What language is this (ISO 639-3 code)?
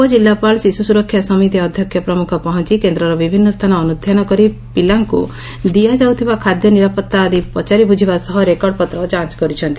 ori